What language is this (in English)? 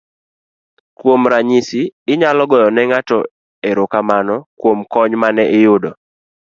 Luo (Kenya and Tanzania)